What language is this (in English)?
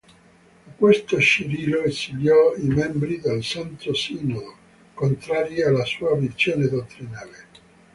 Italian